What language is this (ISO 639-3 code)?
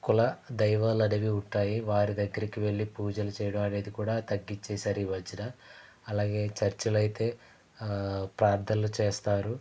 tel